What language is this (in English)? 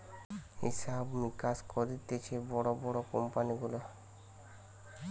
Bangla